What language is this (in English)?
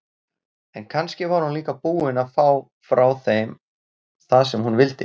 Icelandic